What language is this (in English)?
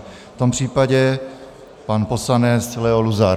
Czech